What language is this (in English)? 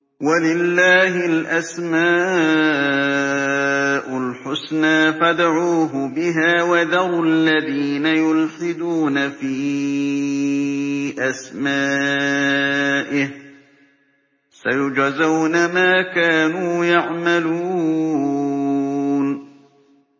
Arabic